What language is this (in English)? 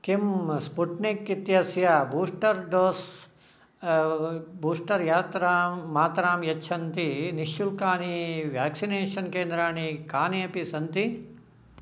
Sanskrit